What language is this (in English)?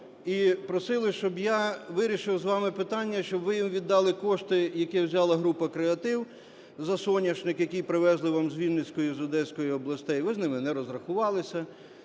Ukrainian